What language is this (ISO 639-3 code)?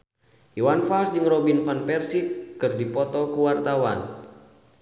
sun